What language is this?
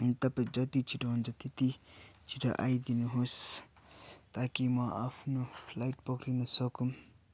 Nepali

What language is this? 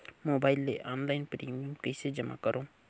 Chhattisgarhi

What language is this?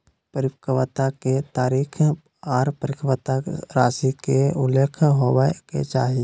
Magahi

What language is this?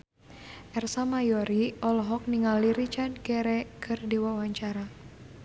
Sundanese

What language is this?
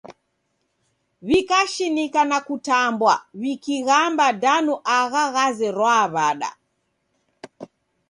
Taita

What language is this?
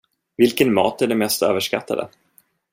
Swedish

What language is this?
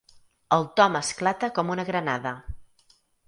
Catalan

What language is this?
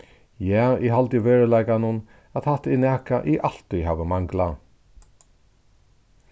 Faroese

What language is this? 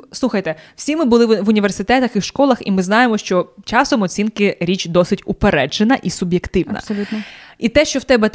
Ukrainian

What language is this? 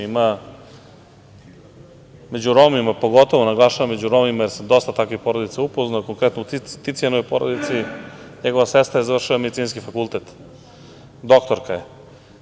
Serbian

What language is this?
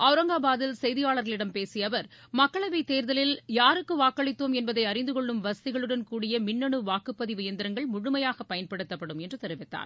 Tamil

